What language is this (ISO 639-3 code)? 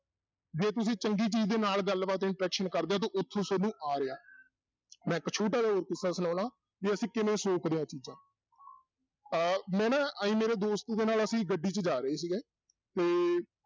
pan